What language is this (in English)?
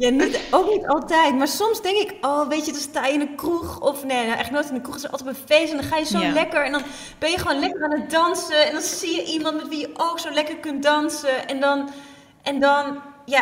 Dutch